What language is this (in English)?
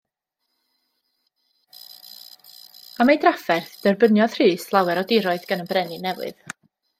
Welsh